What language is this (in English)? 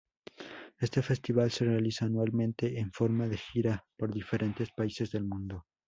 Spanish